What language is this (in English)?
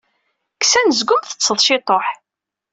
Kabyle